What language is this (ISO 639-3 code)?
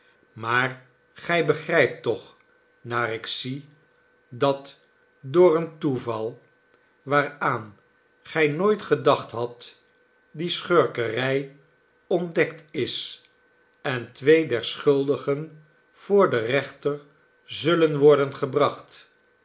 nld